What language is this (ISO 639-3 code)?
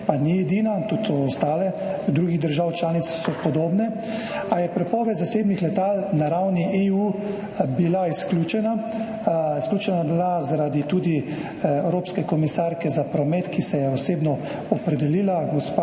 slv